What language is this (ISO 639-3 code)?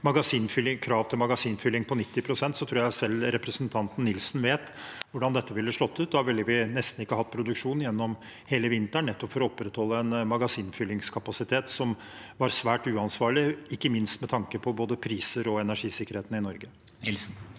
nor